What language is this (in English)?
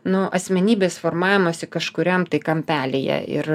Lithuanian